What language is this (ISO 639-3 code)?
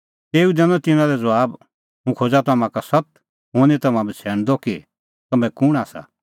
kfx